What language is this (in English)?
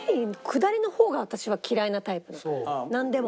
Japanese